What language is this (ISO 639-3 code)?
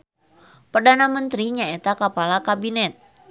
sun